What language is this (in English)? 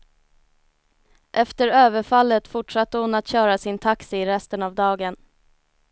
Swedish